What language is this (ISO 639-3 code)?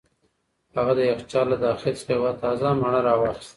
pus